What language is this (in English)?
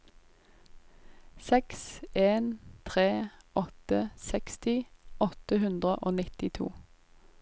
Norwegian